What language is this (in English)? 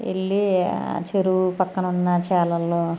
Telugu